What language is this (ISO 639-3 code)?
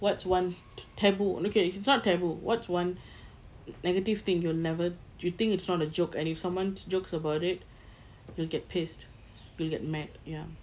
eng